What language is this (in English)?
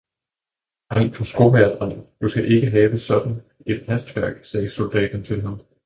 Danish